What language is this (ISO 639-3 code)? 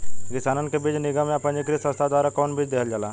bho